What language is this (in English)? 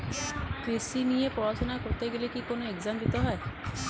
Bangla